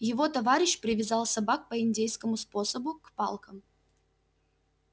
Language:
Russian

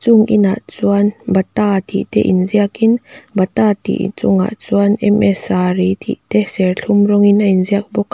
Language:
Mizo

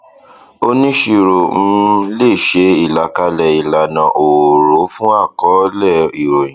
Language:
Yoruba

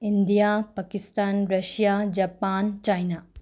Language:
Manipuri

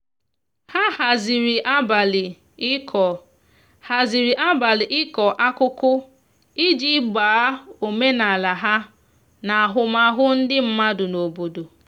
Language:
Igbo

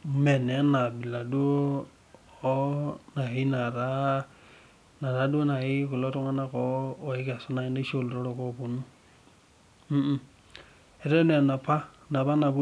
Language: Masai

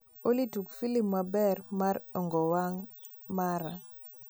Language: Luo (Kenya and Tanzania)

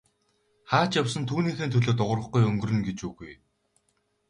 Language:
Mongolian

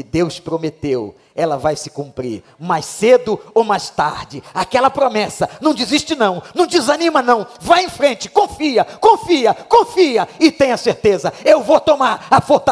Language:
Portuguese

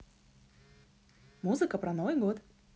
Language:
Russian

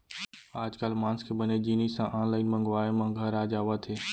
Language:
Chhattisgarhi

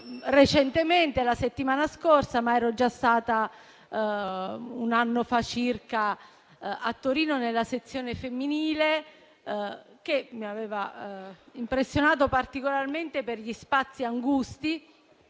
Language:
Italian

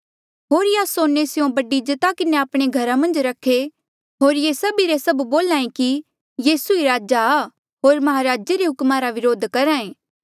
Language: Mandeali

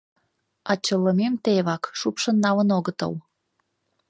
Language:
Mari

